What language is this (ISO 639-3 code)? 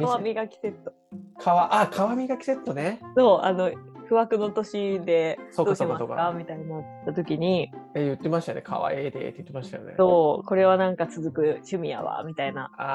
jpn